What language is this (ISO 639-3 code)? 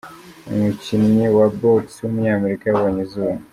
kin